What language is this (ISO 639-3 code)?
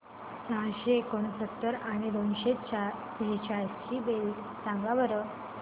mar